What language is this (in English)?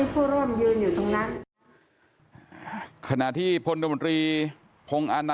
Thai